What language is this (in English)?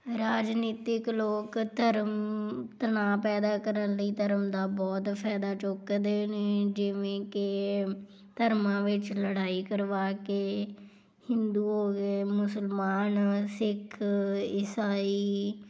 Punjabi